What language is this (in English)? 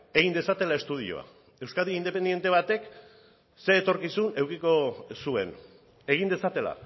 Basque